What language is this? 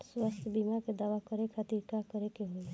Bhojpuri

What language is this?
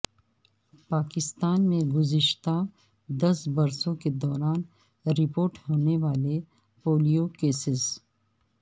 Urdu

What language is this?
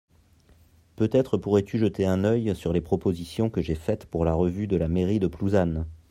French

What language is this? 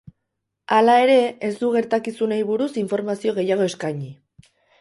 Basque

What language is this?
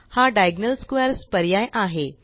Marathi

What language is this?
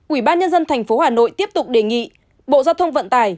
Vietnamese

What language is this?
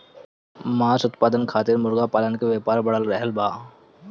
Bhojpuri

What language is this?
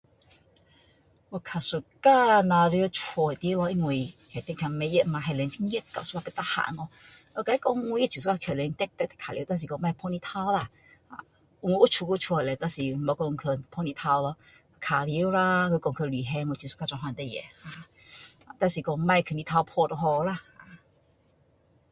Min Dong Chinese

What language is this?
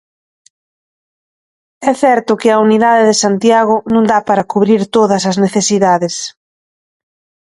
Galician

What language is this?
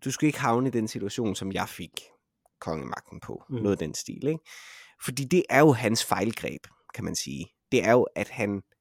Danish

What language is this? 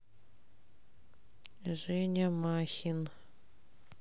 Russian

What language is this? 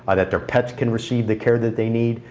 English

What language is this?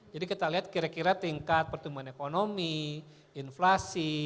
Indonesian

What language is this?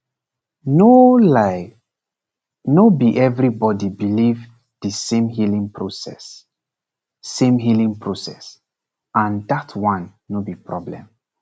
Nigerian Pidgin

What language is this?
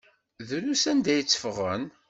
Kabyle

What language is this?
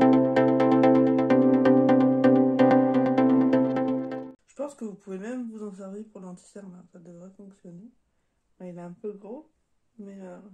French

